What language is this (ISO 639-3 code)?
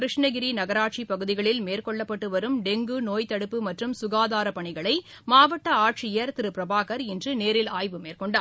tam